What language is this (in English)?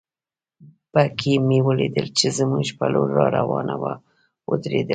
Pashto